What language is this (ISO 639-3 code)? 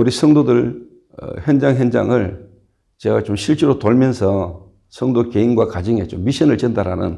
kor